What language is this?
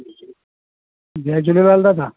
Sindhi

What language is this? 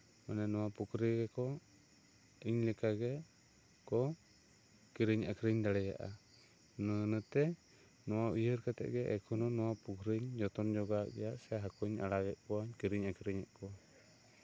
Santali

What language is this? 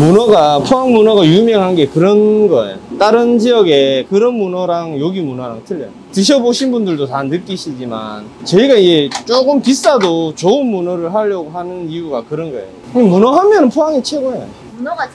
Korean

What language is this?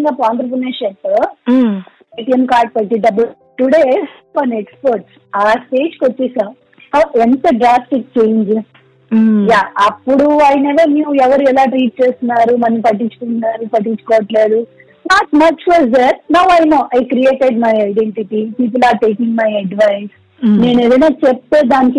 Telugu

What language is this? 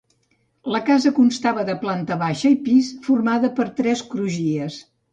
Catalan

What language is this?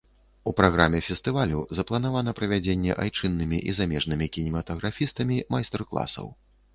Belarusian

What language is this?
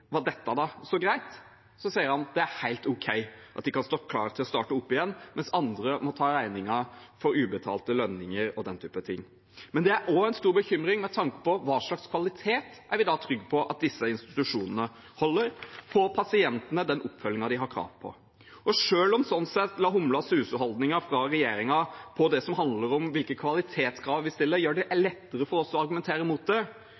Norwegian Bokmål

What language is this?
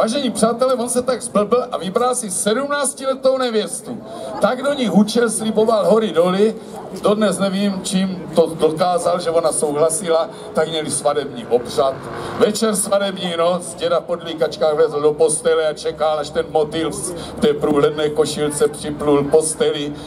Czech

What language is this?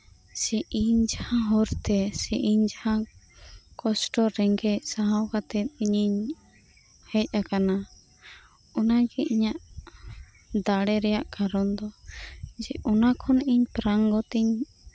Santali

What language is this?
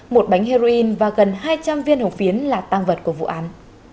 Vietnamese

